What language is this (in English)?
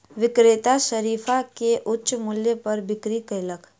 Maithili